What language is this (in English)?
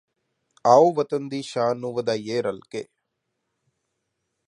Punjabi